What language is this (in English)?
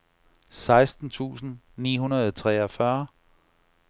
Danish